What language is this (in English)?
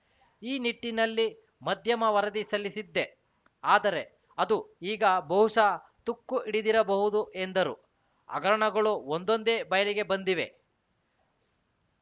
Kannada